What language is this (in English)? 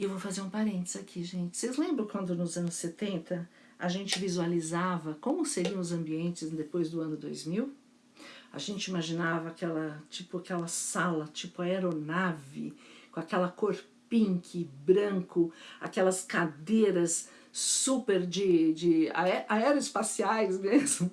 Portuguese